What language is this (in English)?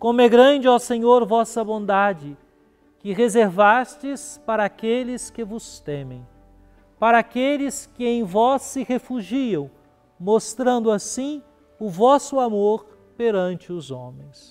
Portuguese